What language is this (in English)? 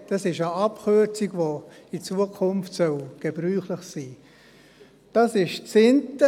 Swiss German